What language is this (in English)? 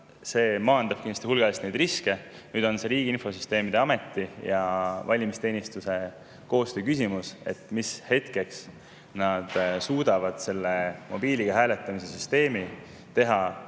Estonian